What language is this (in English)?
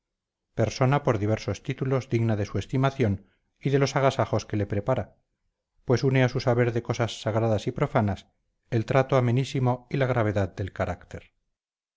Spanish